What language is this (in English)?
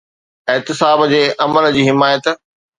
Sindhi